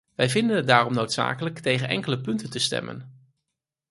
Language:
Dutch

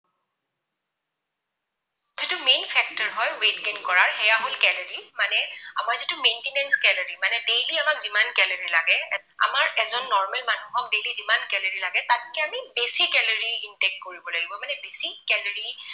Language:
Assamese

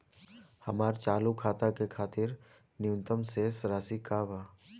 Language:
Bhojpuri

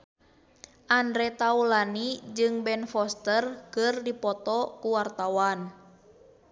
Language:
Sundanese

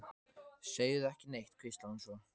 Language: Icelandic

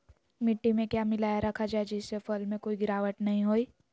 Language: Magahi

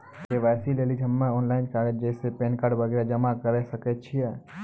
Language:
Maithili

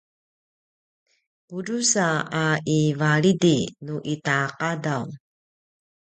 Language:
Paiwan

